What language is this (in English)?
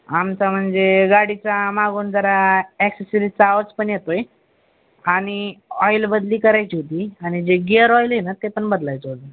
Marathi